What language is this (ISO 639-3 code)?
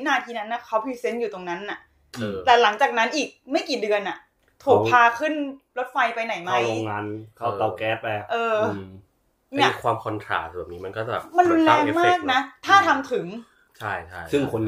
tha